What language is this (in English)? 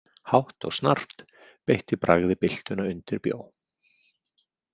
Icelandic